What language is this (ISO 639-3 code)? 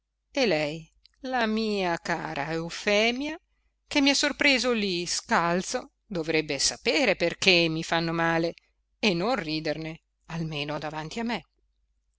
ita